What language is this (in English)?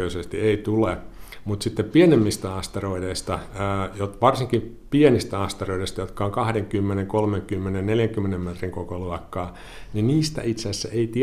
Finnish